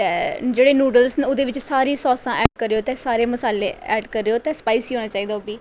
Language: Dogri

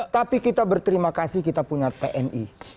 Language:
Indonesian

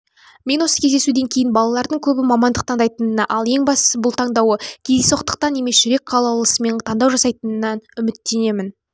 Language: Kazakh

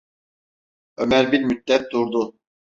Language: Turkish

